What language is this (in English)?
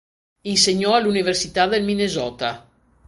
Italian